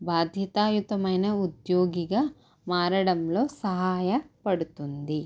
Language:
Telugu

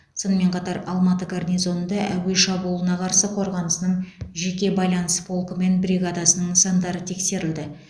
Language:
Kazakh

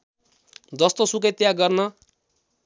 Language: Nepali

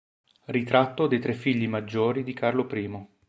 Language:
Italian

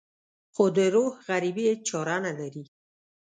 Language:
Pashto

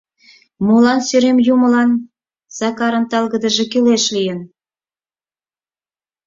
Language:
Mari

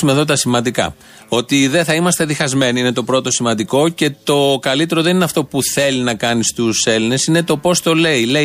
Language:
Greek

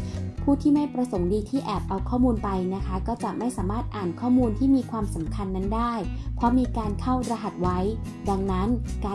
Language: Thai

